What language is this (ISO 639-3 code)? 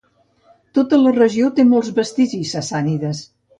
cat